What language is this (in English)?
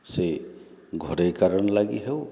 Odia